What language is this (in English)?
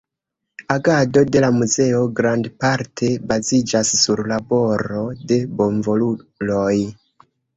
Esperanto